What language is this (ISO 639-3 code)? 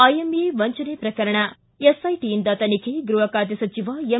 kan